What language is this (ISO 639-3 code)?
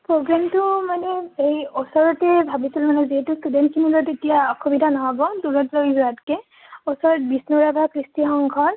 asm